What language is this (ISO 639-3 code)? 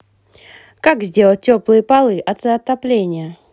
rus